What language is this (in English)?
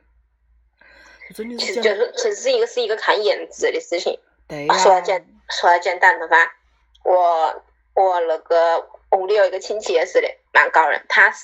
Chinese